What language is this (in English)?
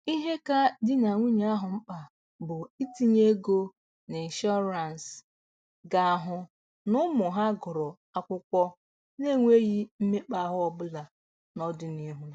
Igbo